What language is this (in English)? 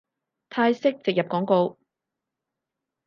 Cantonese